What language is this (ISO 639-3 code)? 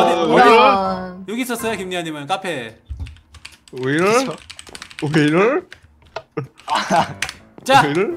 kor